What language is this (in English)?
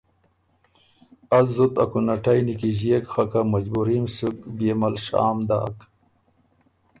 Ormuri